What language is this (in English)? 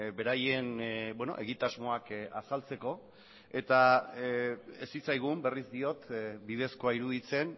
Basque